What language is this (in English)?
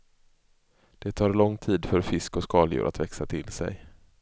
Swedish